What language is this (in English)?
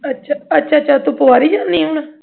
Punjabi